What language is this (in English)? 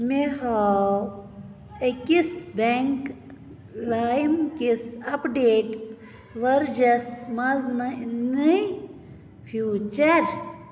Kashmiri